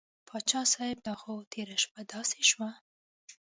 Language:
Pashto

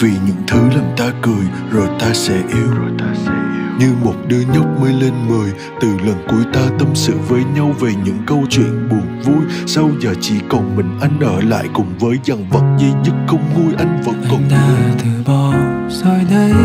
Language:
Vietnamese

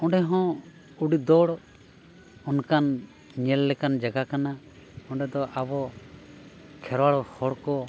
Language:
Santali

